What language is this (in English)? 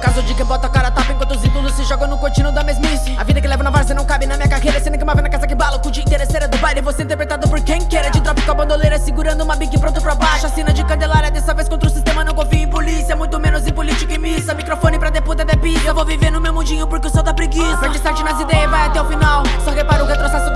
Portuguese